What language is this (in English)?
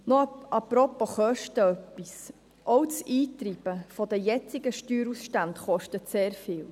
Swiss German